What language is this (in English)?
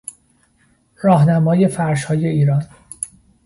Persian